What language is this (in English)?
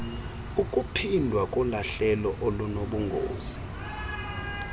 Xhosa